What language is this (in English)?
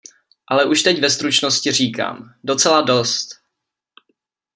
Czech